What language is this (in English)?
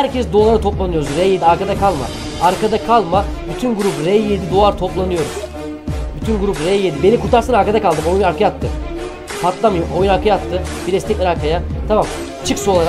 Turkish